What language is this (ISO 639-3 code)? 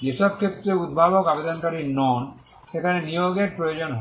ben